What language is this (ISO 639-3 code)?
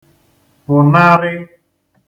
ibo